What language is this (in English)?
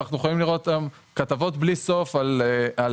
Hebrew